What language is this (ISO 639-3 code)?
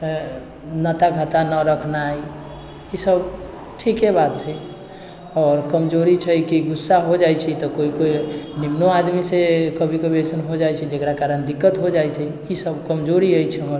mai